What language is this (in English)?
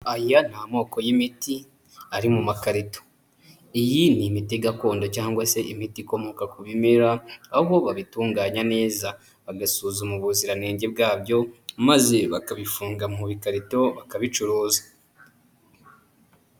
Kinyarwanda